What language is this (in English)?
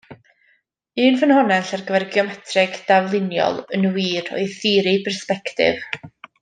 Welsh